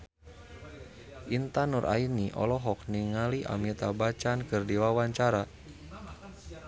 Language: Sundanese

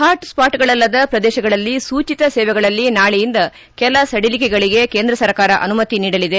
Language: Kannada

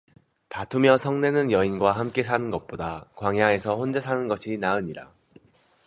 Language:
Korean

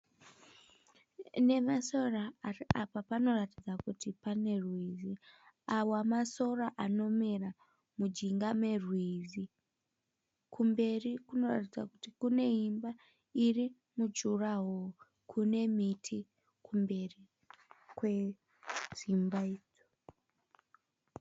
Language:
Shona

